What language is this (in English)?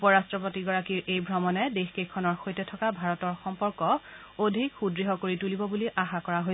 Assamese